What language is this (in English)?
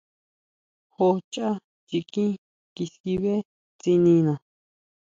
Huautla Mazatec